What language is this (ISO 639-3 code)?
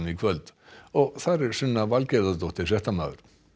isl